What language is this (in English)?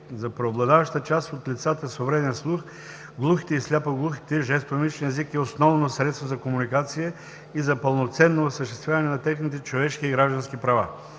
Bulgarian